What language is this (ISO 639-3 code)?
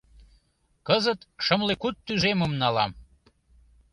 chm